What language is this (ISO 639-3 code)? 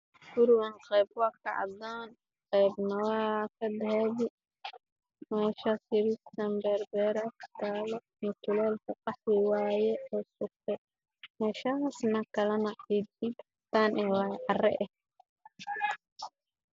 som